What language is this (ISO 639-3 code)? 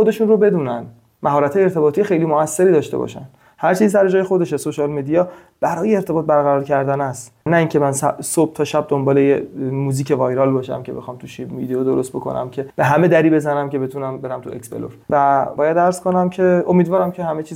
fas